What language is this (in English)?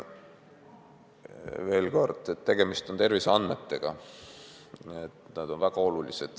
Estonian